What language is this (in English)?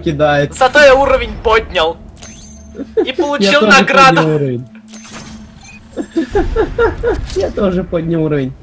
Russian